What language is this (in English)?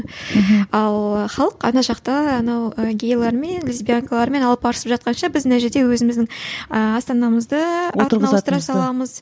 Kazakh